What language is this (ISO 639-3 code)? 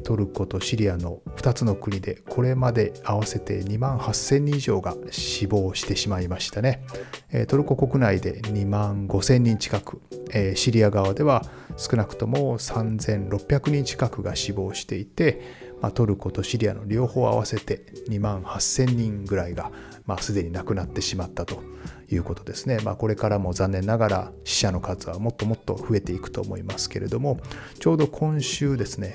jpn